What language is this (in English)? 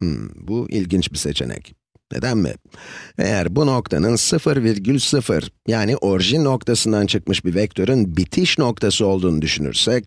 Turkish